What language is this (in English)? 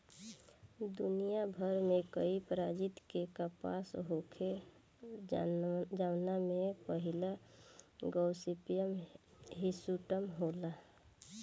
Bhojpuri